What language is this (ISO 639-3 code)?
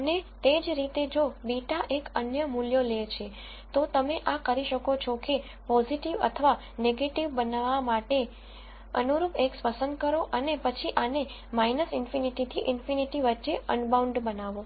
guj